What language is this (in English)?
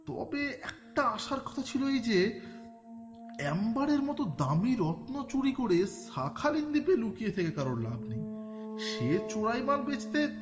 Bangla